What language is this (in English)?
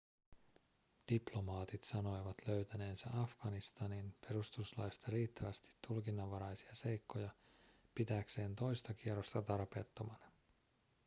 Finnish